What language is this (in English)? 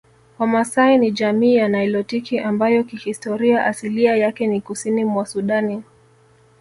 Swahili